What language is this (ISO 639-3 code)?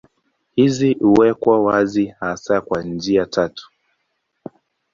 swa